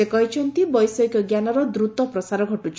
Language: Odia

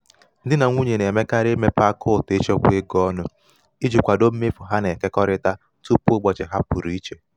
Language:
Igbo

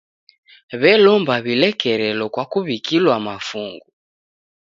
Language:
Taita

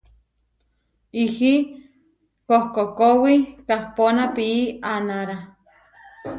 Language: Huarijio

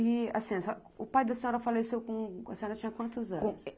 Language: Portuguese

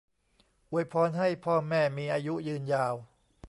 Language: Thai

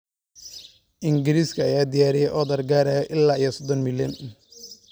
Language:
Somali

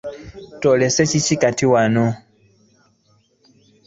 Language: Ganda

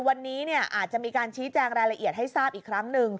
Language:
Thai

